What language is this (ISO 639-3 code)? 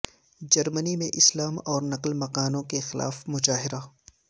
urd